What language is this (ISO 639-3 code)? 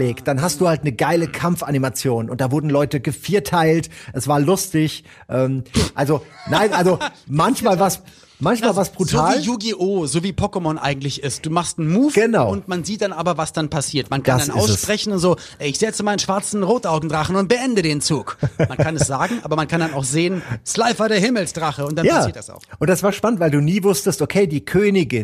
deu